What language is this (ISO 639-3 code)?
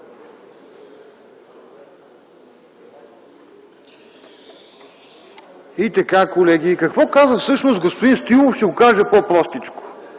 bul